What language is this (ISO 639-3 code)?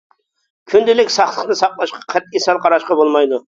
uig